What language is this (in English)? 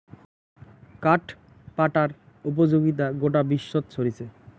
Bangla